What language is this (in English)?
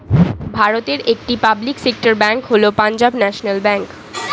Bangla